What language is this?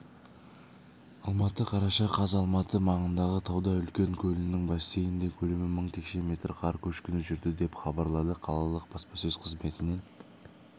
Kazakh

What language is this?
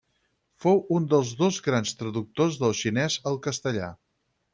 Catalan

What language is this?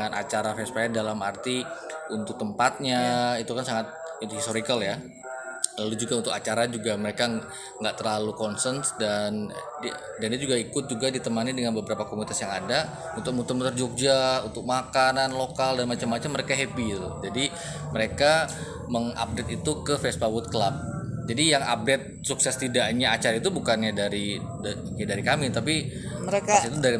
Indonesian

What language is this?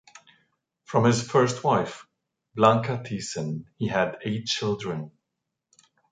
English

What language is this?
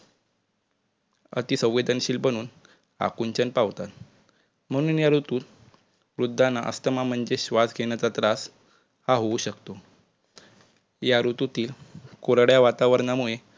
Marathi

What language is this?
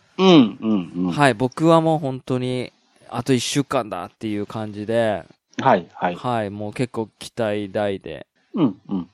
Japanese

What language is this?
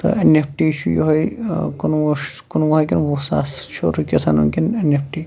Kashmiri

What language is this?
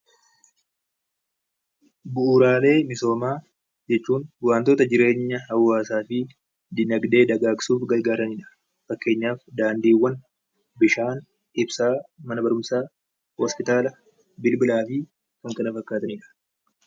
Oromo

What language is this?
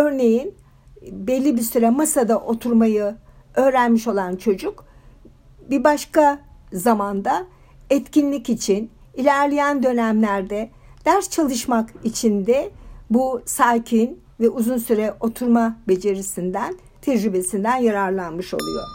Turkish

